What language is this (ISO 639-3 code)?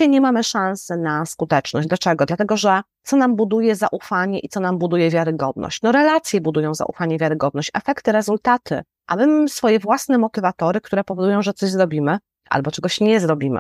pol